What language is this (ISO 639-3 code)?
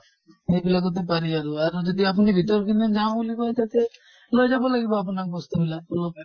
asm